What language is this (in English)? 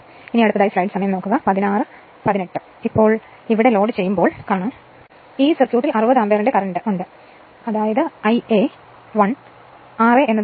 Malayalam